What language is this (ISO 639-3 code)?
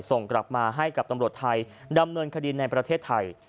tha